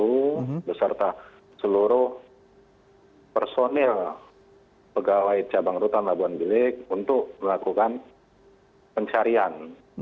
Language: Indonesian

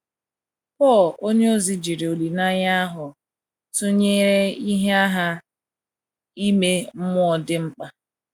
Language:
Igbo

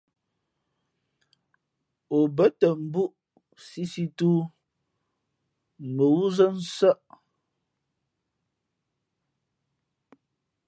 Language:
Fe'fe'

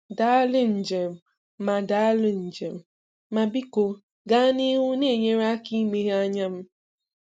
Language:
Igbo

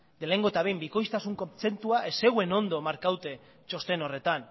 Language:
Basque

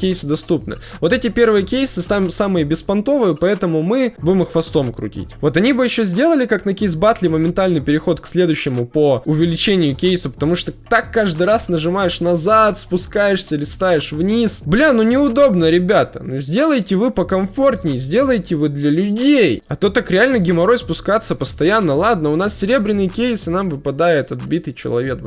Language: Russian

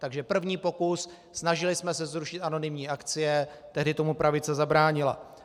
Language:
Czech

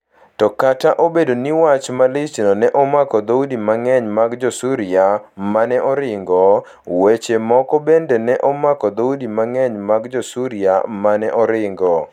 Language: Luo (Kenya and Tanzania)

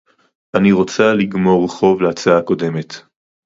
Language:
Hebrew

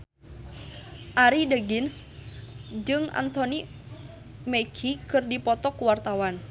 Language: Sundanese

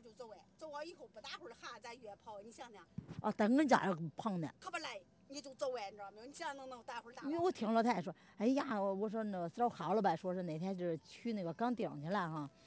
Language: Chinese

